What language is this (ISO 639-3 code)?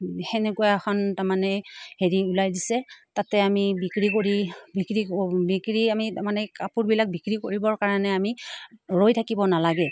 asm